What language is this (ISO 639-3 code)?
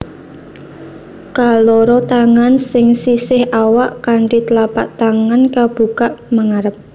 jav